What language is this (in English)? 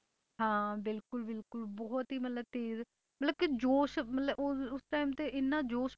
Punjabi